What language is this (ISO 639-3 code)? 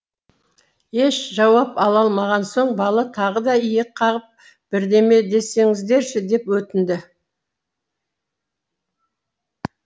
kaz